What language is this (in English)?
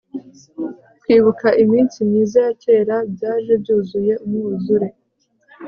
Kinyarwanda